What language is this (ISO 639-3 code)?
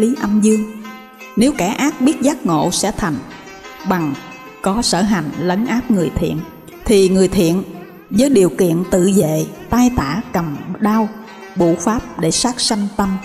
vie